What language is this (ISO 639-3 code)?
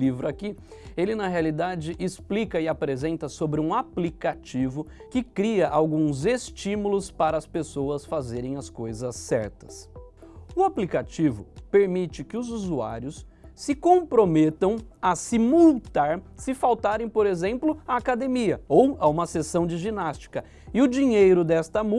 por